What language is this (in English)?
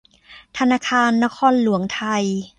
Thai